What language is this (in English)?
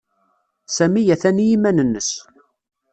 Kabyle